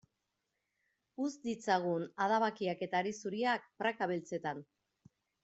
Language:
Basque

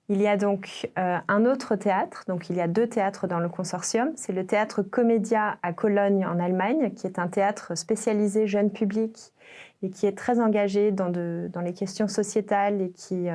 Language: French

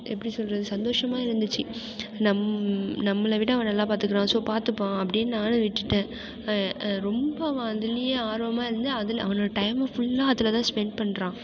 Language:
Tamil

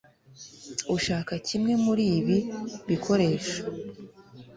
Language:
Kinyarwanda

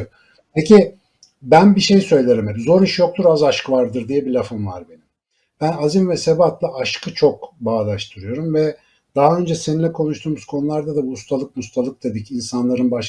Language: Turkish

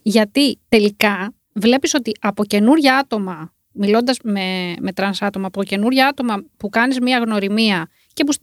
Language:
Greek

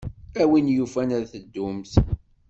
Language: Kabyle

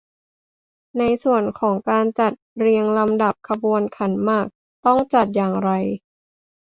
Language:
Thai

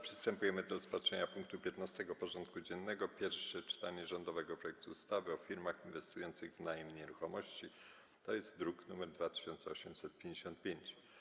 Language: Polish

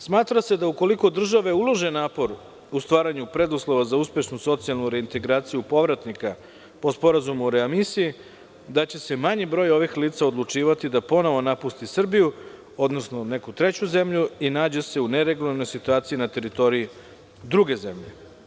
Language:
Serbian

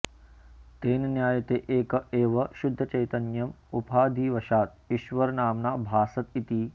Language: Sanskrit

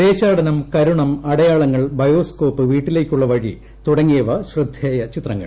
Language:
Malayalam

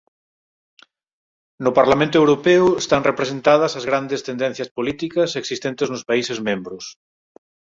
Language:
Galician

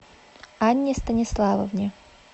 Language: Russian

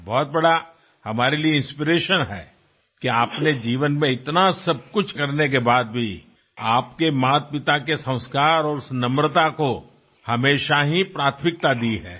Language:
Gujarati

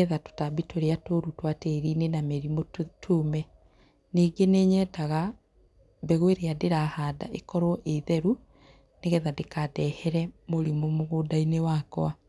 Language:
Kikuyu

